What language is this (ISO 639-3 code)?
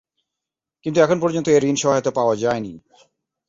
ben